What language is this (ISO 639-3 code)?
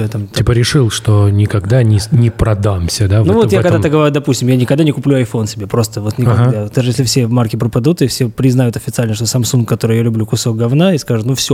rus